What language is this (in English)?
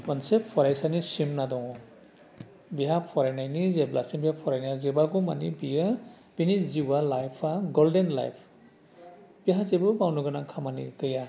Bodo